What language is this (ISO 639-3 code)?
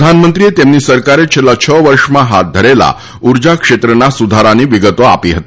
guj